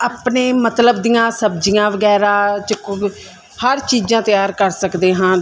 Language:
Punjabi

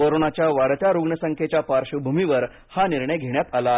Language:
Marathi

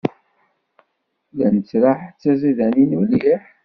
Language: Kabyle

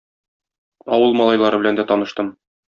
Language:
Tatar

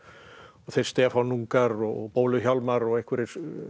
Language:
Icelandic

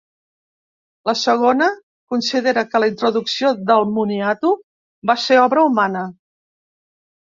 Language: Catalan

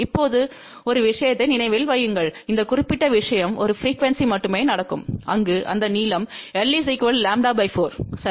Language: Tamil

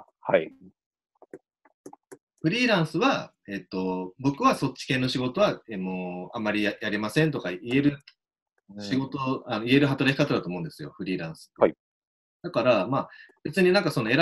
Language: Japanese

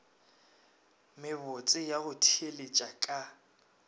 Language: Northern Sotho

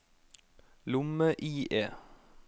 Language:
Norwegian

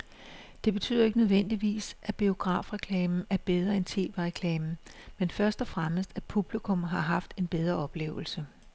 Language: Danish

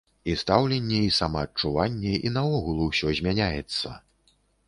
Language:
Belarusian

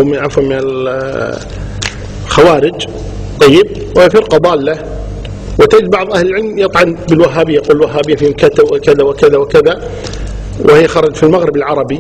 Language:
Arabic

